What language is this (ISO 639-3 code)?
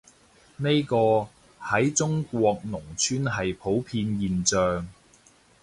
yue